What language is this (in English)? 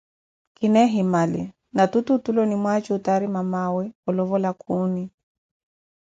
Koti